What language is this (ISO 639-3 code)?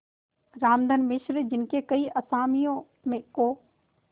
hin